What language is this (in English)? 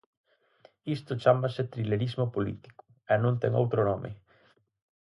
Galician